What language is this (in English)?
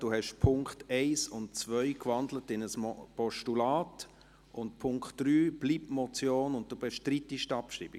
Swiss German